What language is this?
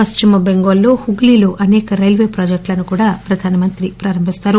Telugu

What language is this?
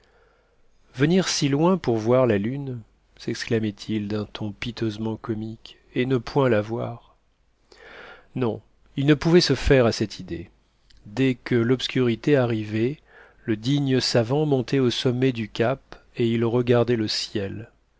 French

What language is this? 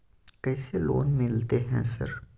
Maithili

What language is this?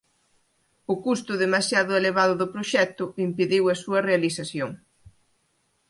Galician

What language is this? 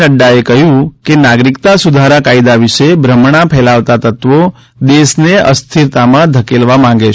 Gujarati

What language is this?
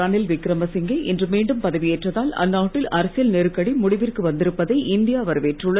Tamil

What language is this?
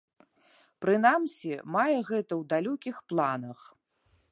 Belarusian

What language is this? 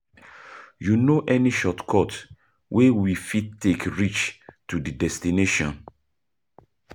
Nigerian Pidgin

